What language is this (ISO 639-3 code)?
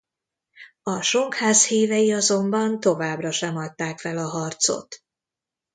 hun